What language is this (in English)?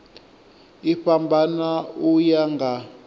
Venda